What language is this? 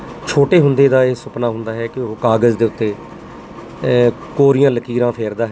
Punjabi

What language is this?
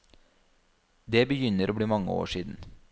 Norwegian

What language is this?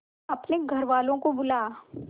Hindi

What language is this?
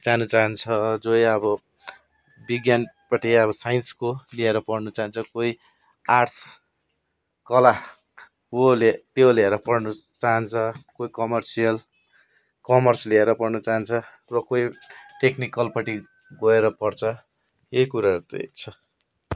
Nepali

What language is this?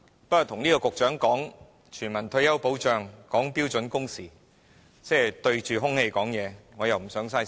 Cantonese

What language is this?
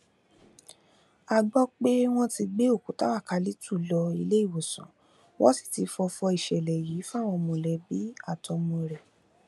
Yoruba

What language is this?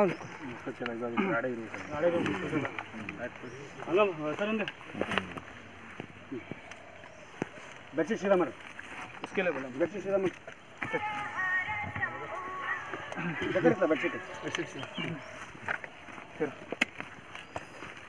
Kannada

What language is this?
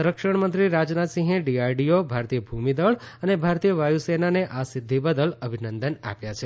Gujarati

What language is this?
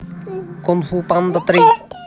Russian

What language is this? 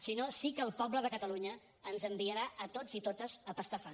Catalan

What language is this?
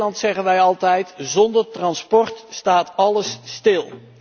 Dutch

